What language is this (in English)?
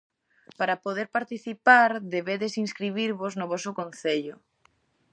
Galician